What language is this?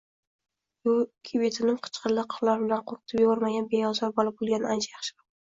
Uzbek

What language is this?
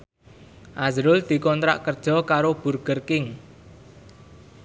Javanese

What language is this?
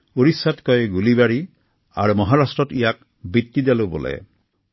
Assamese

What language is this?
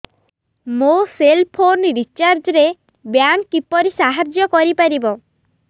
Odia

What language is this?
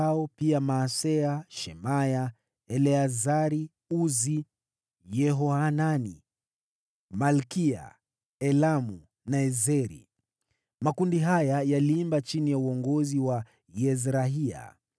Swahili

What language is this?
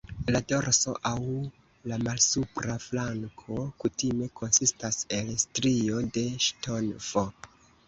Esperanto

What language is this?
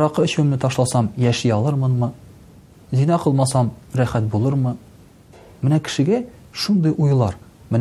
Russian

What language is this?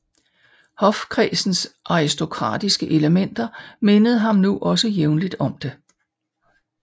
Danish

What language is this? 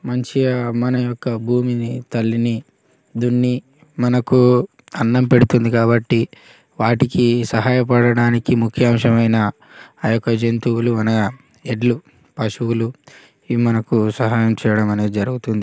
Telugu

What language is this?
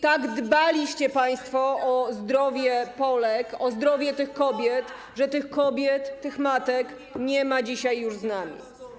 Polish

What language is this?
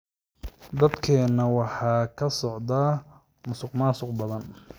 Somali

